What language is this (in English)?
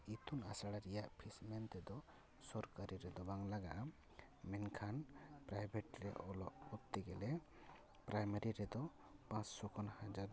Santali